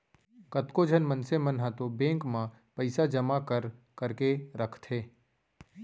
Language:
Chhattisgarhi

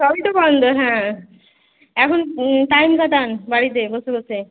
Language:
Bangla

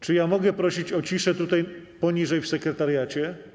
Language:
Polish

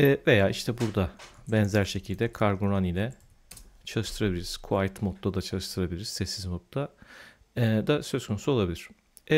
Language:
Turkish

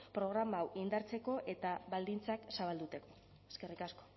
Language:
Basque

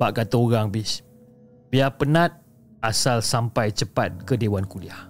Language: Malay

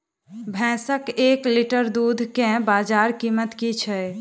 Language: Maithili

